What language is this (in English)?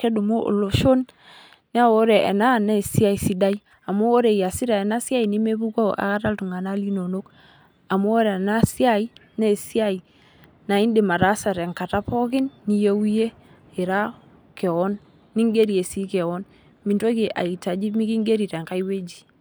Masai